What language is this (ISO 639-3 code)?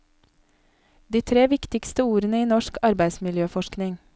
nor